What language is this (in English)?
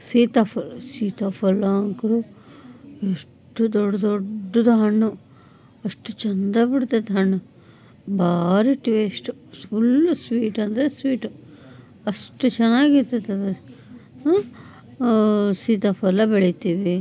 Kannada